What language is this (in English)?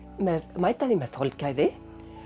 Icelandic